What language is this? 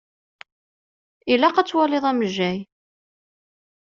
Kabyle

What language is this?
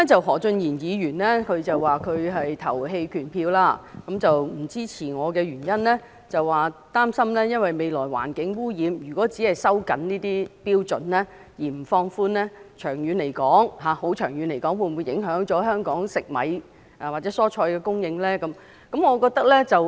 Cantonese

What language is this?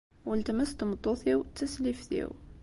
Kabyle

